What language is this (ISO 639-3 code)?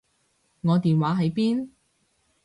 yue